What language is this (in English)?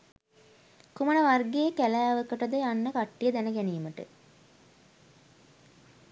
Sinhala